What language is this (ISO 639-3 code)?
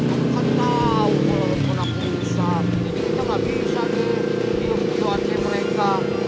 ind